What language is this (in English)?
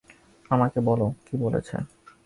Bangla